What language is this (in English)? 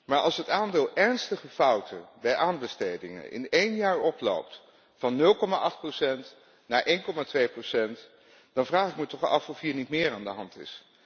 Dutch